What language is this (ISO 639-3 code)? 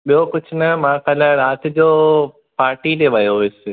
snd